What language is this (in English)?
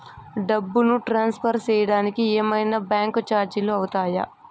Telugu